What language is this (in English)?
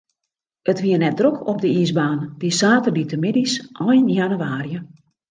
Western Frisian